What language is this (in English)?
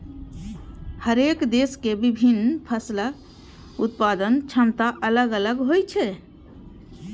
Maithili